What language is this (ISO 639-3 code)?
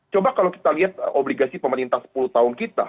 ind